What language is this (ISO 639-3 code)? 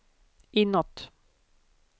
swe